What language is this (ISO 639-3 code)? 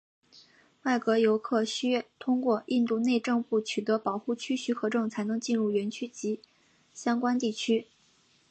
zho